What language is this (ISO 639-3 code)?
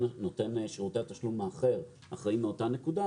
heb